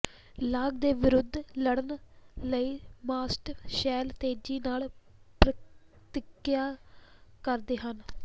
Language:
Punjabi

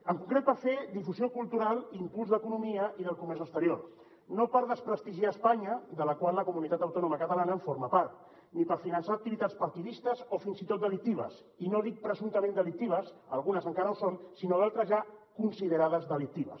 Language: Catalan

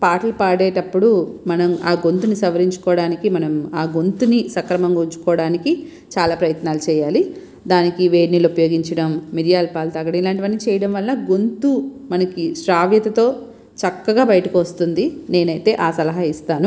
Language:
Telugu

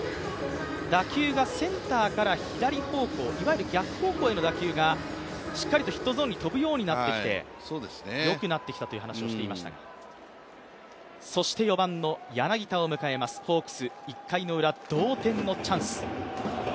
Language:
Japanese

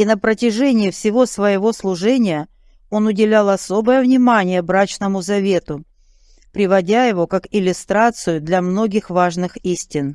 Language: Russian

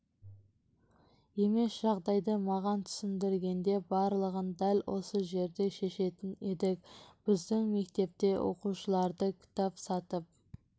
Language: Kazakh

